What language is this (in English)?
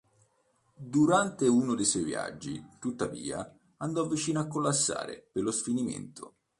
Italian